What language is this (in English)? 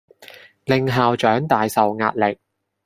Cantonese